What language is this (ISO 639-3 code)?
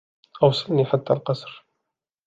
ara